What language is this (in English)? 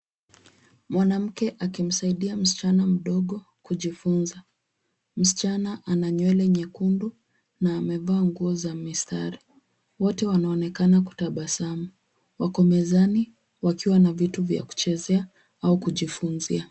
Swahili